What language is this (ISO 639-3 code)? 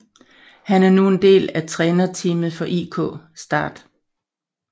dan